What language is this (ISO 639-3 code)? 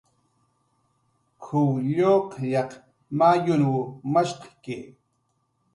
jqr